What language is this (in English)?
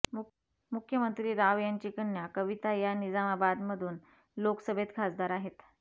Marathi